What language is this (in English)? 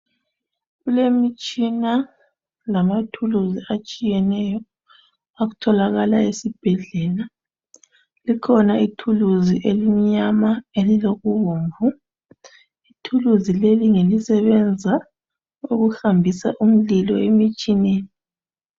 North Ndebele